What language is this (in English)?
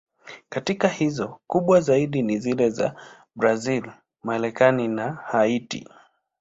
Swahili